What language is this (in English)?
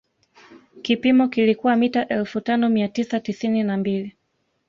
Swahili